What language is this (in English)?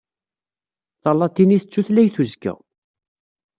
Kabyle